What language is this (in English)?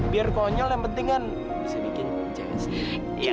Indonesian